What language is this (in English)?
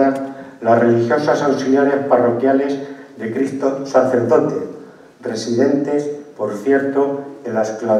Spanish